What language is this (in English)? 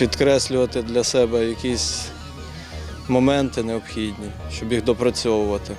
Ukrainian